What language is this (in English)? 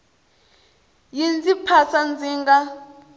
Tsonga